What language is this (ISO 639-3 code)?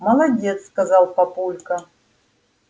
rus